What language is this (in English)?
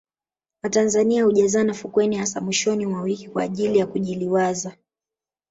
Swahili